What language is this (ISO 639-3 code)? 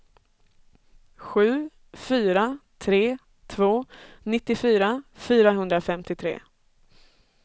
swe